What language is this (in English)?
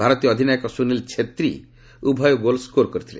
Odia